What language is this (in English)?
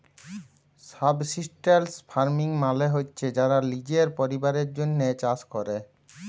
Bangla